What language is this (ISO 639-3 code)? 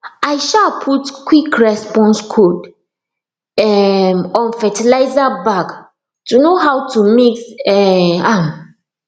pcm